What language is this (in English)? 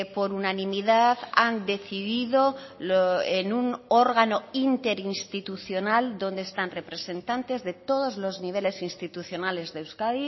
Spanish